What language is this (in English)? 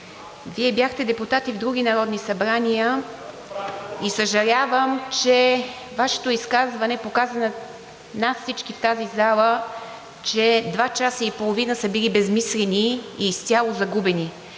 Bulgarian